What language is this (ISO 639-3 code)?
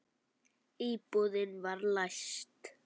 isl